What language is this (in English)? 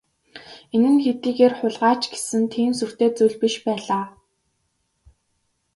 Mongolian